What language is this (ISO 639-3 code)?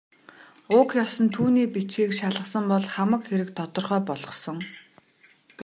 mon